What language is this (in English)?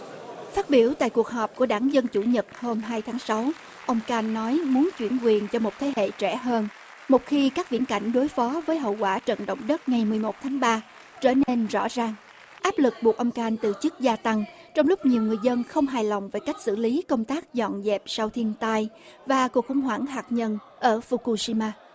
Vietnamese